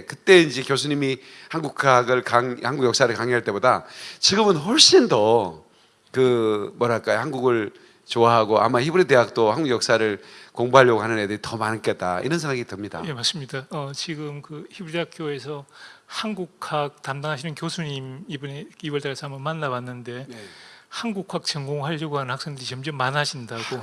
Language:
Korean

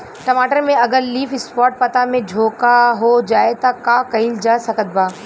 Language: Bhojpuri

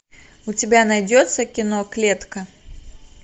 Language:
Russian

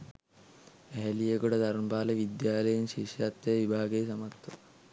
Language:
Sinhala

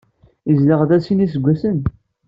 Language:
Kabyle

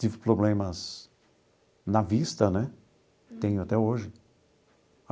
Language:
Portuguese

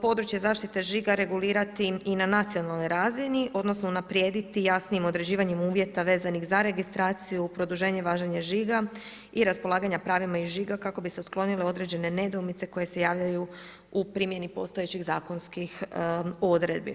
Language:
Croatian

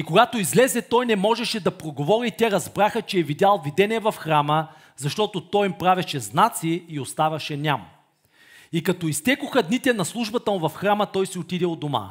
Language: Bulgarian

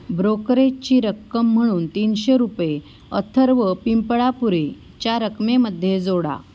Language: Marathi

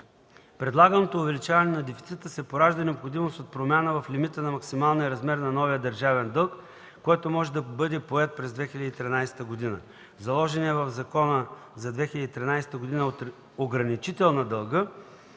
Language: Bulgarian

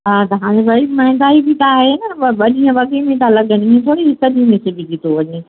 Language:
Sindhi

